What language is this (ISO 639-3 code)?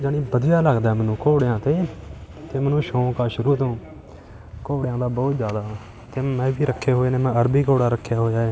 pan